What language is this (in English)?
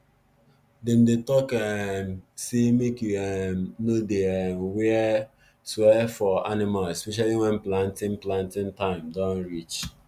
Nigerian Pidgin